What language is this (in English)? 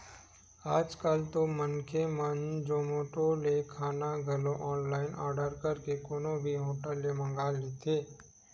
Chhattisgarhi